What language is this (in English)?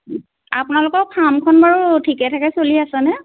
Assamese